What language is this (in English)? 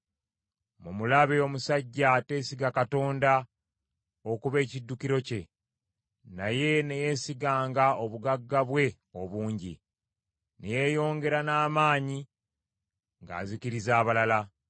Ganda